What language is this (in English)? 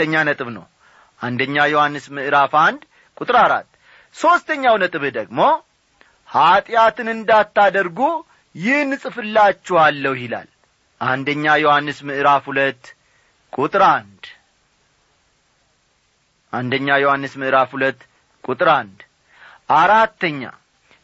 Amharic